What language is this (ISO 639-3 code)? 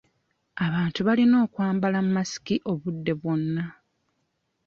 lug